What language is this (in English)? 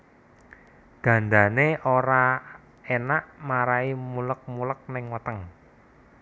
Javanese